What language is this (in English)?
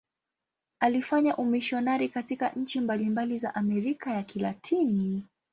Swahili